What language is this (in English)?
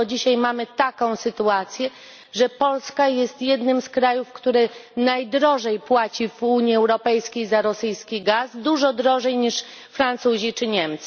Polish